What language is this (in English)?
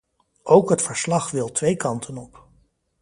Dutch